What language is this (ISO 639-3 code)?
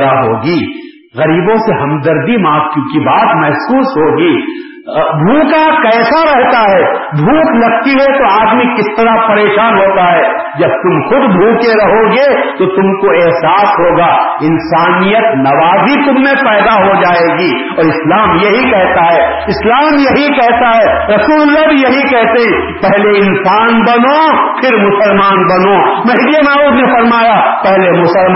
urd